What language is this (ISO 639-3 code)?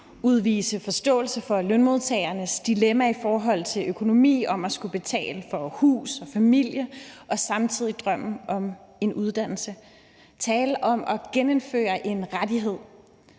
dan